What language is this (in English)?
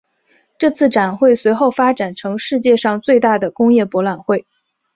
Chinese